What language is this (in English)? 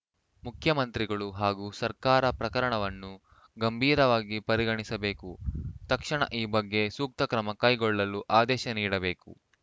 Kannada